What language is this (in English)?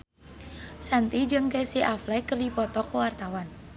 Sundanese